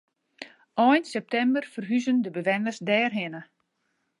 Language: Western Frisian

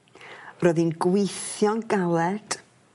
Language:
Welsh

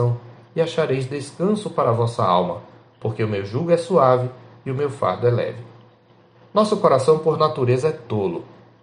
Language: Portuguese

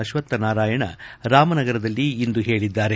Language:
Kannada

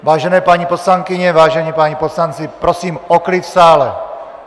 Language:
Czech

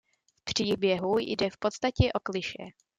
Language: Czech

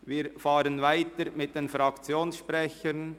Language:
Swiss German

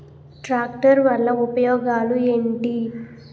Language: Telugu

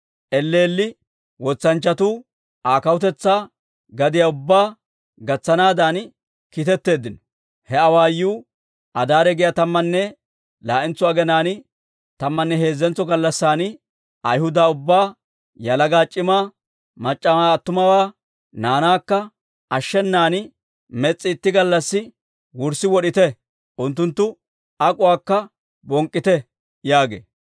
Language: Dawro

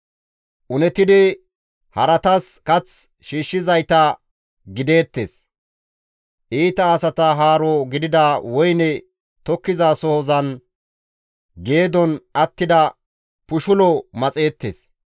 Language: Gamo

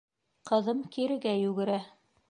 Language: Bashkir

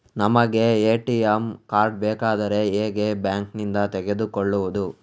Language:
Kannada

